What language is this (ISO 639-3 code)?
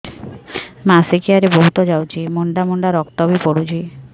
ori